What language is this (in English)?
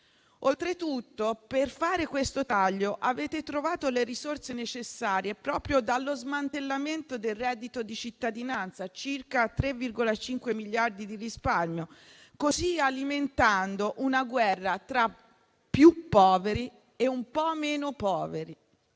Italian